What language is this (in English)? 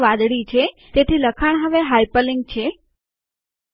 Gujarati